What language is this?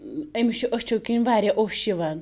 Kashmiri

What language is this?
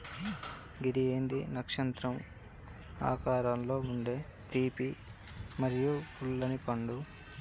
Telugu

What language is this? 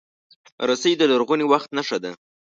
Pashto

